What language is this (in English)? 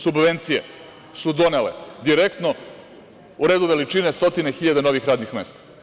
Serbian